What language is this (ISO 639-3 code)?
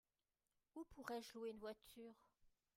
fra